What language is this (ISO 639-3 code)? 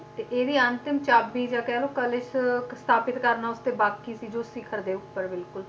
pan